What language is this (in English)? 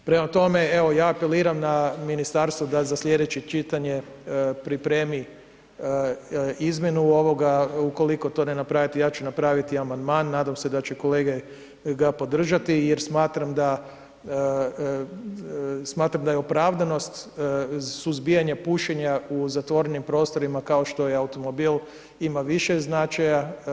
Croatian